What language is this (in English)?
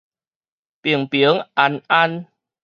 Min Nan Chinese